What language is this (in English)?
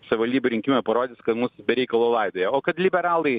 Lithuanian